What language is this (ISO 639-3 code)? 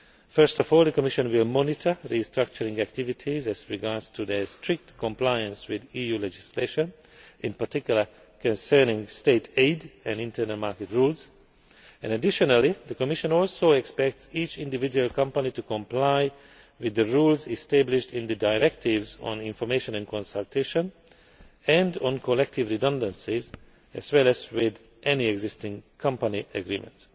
eng